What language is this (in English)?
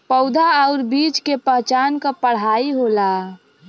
Bhojpuri